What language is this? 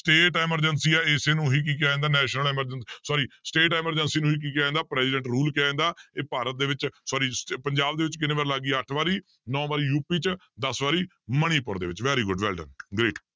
Punjabi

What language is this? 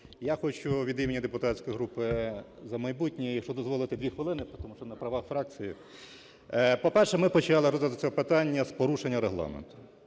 Ukrainian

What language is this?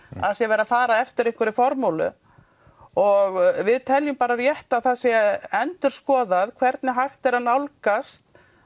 Icelandic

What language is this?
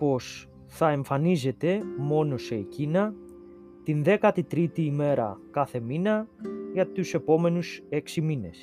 Greek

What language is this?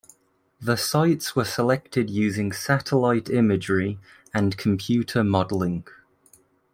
English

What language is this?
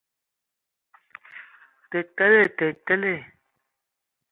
Ewondo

